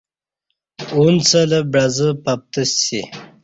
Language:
Kati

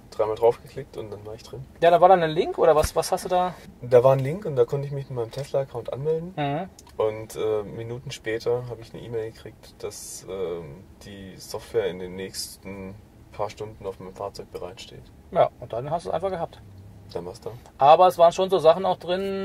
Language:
German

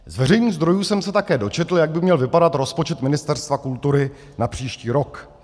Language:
Czech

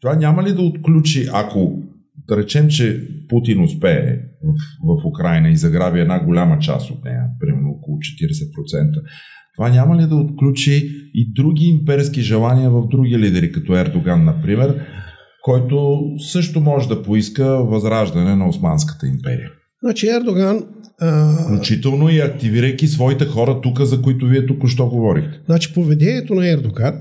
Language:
Bulgarian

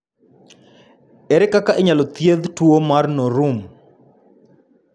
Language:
Luo (Kenya and Tanzania)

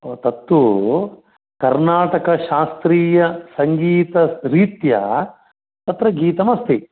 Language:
Sanskrit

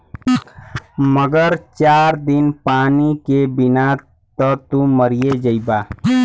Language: Bhojpuri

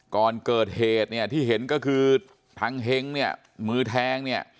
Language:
Thai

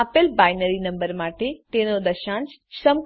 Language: Gujarati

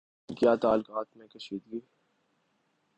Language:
Urdu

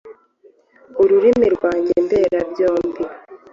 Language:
Kinyarwanda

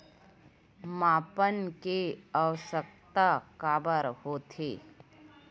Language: Chhattisgarhi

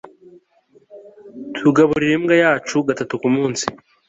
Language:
Kinyarwanda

